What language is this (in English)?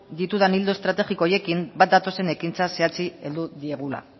Basque